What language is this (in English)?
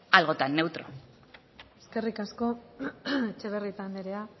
Basque